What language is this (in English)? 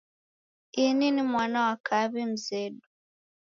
Taita